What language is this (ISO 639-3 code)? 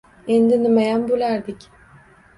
uzb